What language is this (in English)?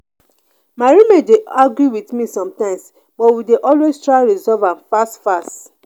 Nigerian Pidgin